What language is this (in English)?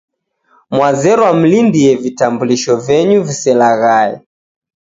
Taita